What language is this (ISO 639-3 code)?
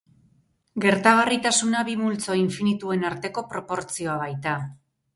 eus